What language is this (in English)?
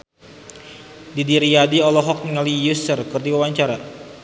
Sundanese